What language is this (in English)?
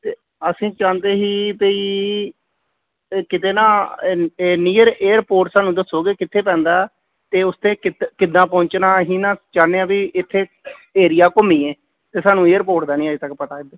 Punjabi